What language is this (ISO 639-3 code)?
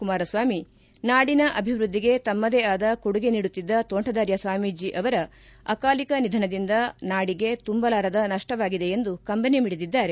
kan